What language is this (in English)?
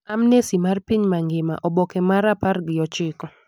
Luo (Kenya and Tanzania)